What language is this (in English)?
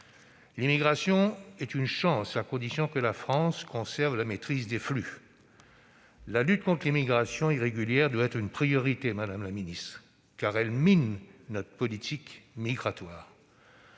French